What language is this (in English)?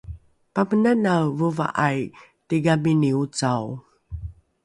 Rukai